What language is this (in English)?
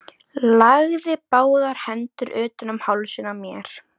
Icelandic